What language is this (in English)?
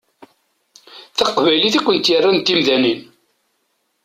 Kabyle